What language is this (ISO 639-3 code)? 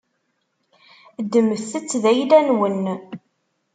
kab